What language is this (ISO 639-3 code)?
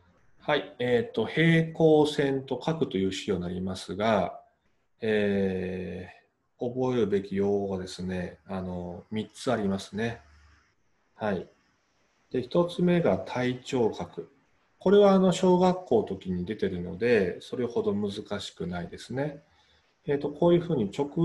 jpn